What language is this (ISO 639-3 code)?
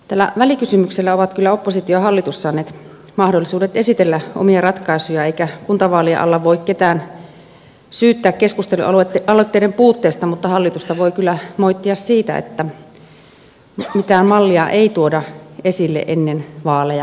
fin